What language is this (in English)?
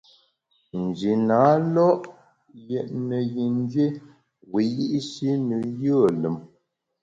Bamun